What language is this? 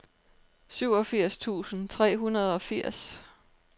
Danish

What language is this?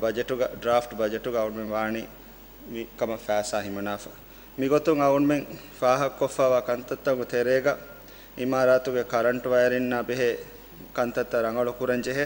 Italian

